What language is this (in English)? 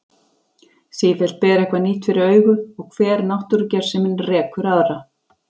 Icelandic